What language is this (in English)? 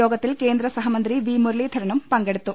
Malayalam